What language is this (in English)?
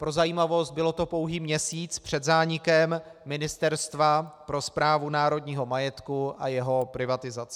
Czech